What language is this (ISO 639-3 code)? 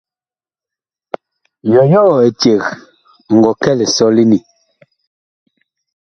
bkh